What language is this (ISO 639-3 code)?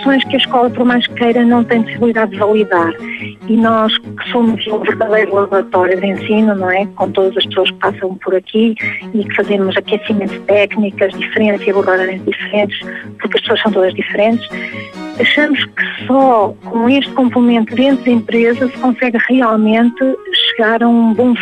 por